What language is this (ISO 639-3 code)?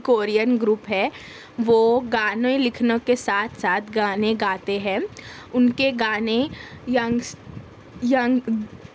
urd